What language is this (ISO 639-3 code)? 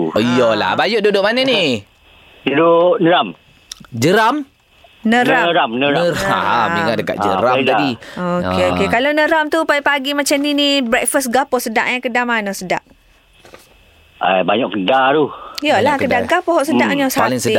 msa